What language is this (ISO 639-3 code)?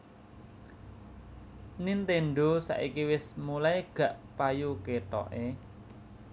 jav